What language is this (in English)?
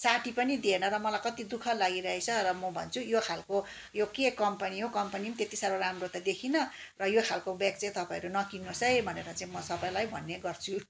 Nepali